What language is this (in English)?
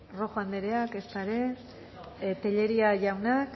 Basque